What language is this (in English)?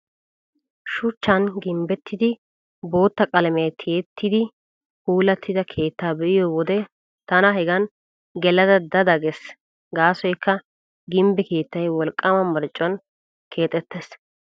Wolaytta